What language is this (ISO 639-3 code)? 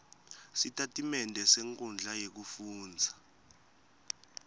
ssw